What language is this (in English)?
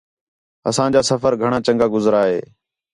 Khetrani